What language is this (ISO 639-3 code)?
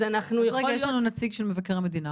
heb